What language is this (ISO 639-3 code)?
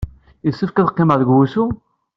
kab